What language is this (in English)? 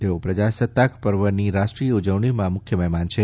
Gujarati